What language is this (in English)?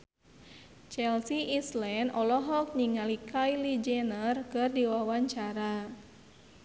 Sundanese